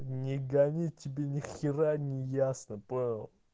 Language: Russian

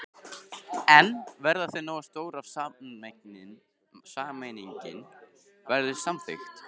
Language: Icelandic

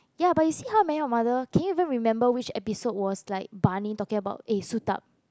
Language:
English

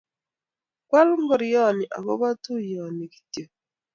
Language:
Kalenjin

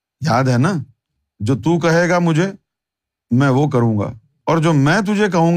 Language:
Urdu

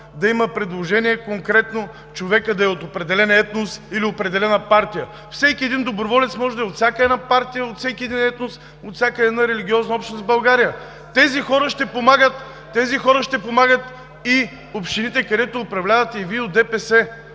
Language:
Bulgarian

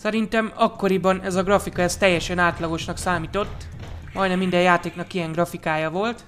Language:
Hungarian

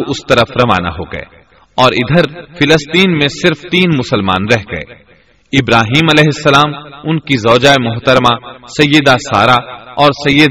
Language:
Urdu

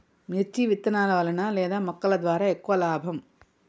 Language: Telugu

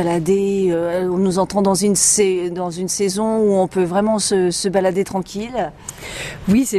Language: French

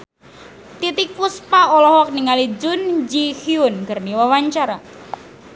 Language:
Sundanese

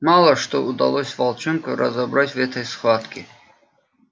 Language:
Russian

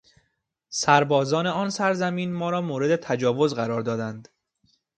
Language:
Persian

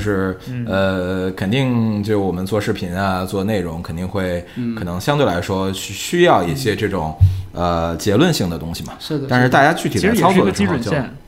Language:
Chinese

